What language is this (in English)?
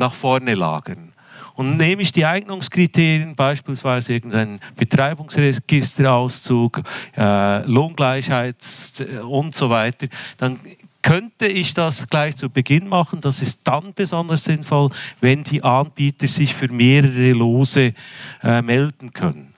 German